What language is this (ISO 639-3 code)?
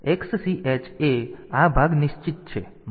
guj